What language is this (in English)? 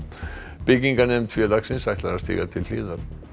Icelandic